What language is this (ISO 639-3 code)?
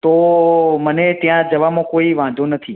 guj